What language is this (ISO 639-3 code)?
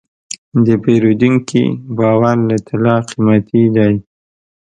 pus